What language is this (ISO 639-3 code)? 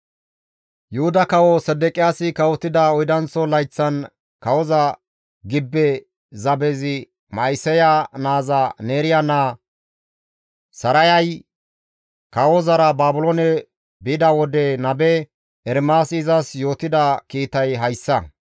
gmv